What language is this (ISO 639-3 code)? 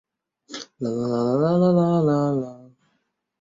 zho